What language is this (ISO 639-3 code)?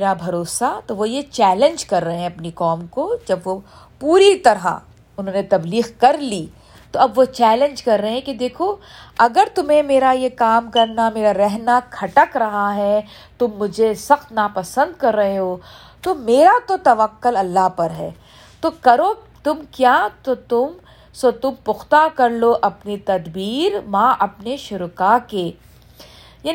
urd